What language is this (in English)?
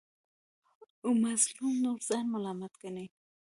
Pashto